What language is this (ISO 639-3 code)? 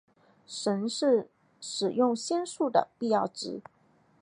zho